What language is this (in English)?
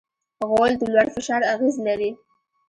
Pashto